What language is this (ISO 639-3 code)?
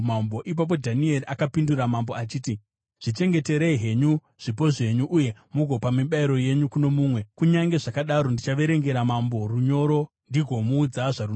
sna